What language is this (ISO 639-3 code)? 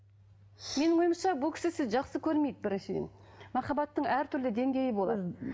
kaz